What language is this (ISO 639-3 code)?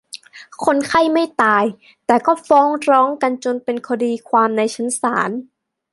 tha